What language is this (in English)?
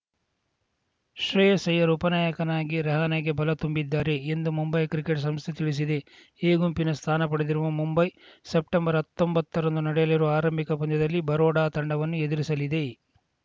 Kannada